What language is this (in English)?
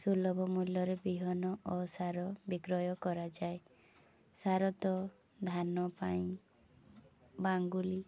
Odia